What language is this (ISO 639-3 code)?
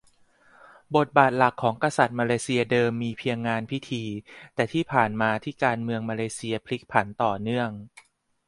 tha